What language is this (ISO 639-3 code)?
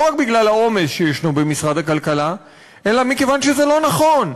heb